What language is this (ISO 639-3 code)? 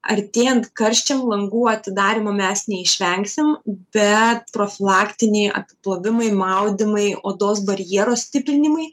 lit